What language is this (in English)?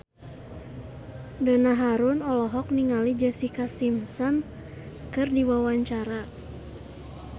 Sundanese